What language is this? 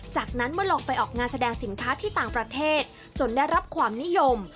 Thai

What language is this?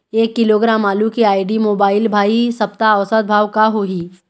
Chhattisgarhi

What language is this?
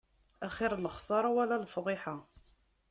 Kabyle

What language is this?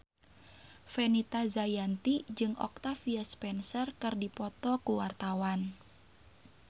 Sundanese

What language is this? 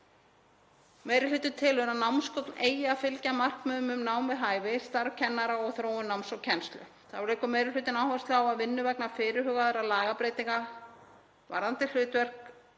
Icelandic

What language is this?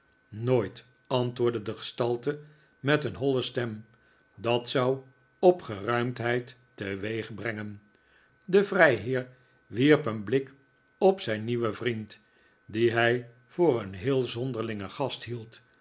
Dutch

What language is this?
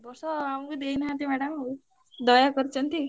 Odia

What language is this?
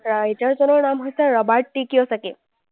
Assamese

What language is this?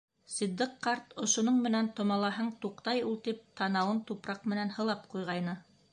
Bashkir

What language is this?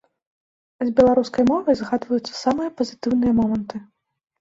Belarusian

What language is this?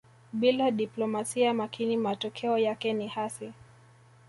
Swahili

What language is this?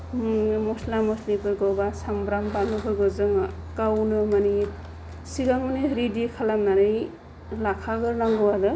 Bodo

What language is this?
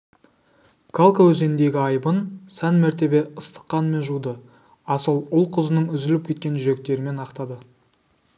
Kazakh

